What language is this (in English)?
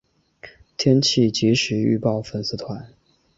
Chinese